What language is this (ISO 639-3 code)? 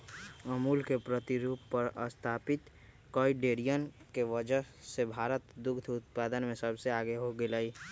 mag